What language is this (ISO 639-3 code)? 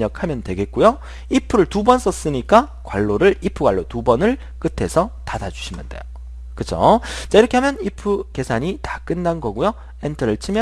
kor